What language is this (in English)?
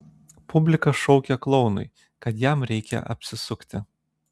Lithuanian